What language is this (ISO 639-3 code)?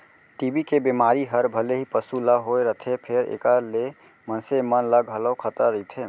hne